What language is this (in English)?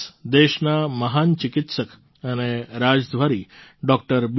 Gujarati